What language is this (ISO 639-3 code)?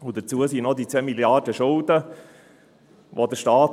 gsw